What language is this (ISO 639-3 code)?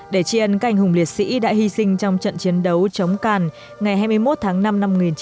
vie